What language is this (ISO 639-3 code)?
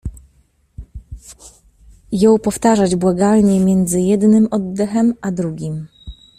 pol